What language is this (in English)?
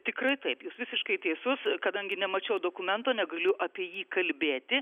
Lithuanian